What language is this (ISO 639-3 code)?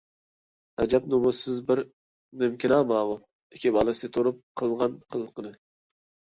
uig